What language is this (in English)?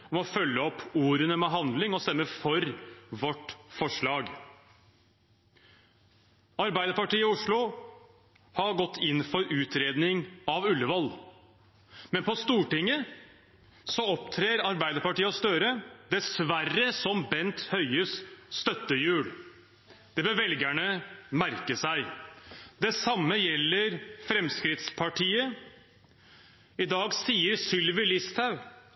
Norwegian Bokmål